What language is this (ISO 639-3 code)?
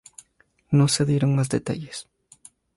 spa